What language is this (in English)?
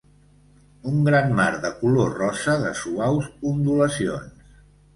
Catalan